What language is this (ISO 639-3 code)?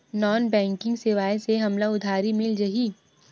hne